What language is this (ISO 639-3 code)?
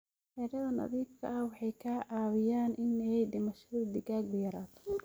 som